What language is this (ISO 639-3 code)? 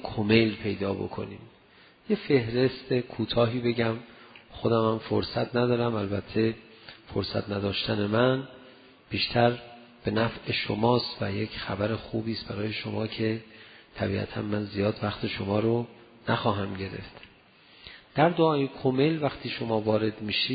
fas